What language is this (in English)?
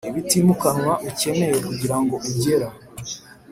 Kinyarwanda